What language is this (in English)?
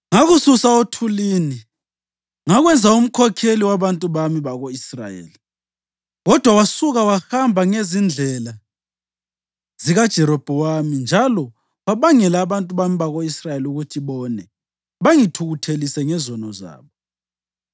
North Ndebele